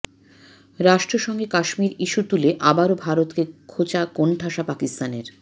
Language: Bangla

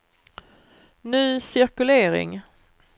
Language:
Swedish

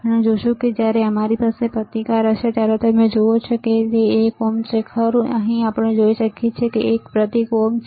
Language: Gujarati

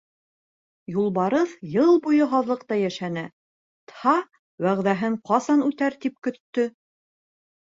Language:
Bashkir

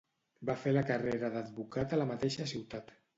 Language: Catalan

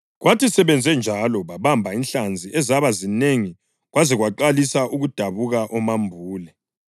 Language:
North Ndebele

